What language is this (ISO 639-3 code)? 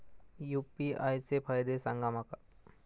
mar